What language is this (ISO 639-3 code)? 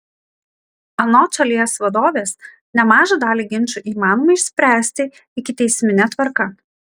lit